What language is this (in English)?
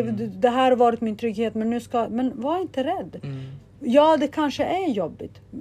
Swedish